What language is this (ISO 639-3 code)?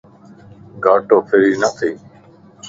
lss